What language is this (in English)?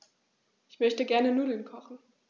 German